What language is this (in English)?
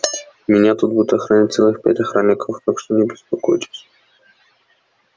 Russian